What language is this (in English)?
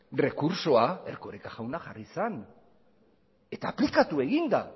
Basque